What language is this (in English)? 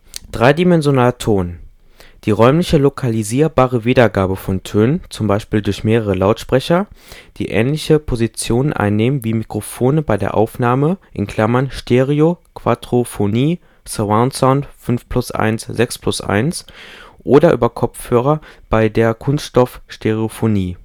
German